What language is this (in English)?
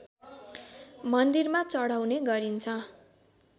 Nepali